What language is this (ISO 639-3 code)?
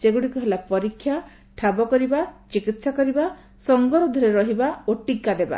ori